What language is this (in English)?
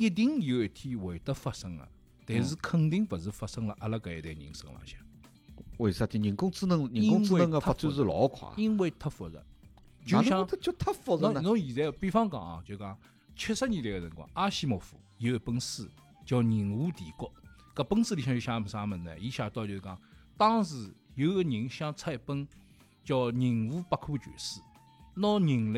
Chinese